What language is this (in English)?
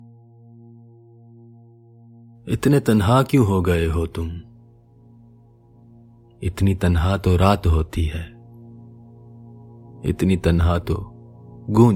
Hindi